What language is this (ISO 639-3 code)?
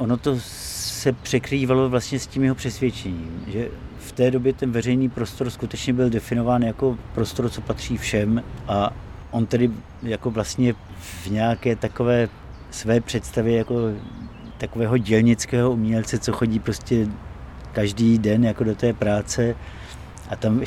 ces